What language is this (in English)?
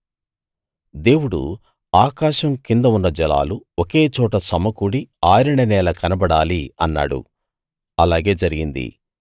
Telugu